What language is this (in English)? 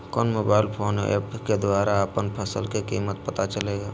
Magahi